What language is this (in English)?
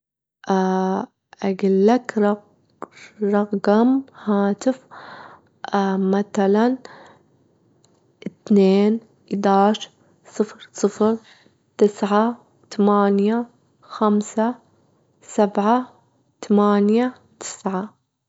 Gulf Arabic